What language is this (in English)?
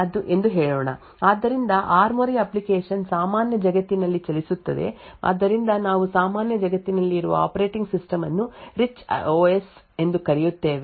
Kannada